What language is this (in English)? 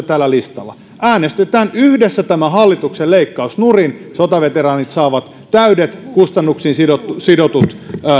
Finnish